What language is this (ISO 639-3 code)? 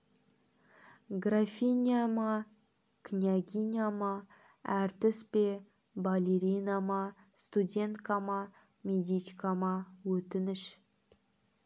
kaz